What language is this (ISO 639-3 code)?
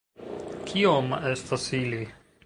epo